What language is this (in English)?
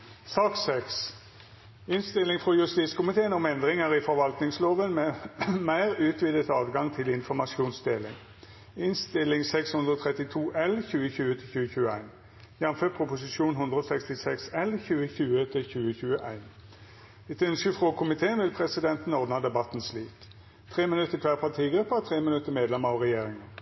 Norwegian Nynorsk